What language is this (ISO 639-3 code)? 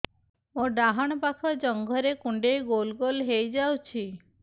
ori